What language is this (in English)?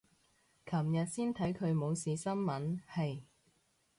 Cantonese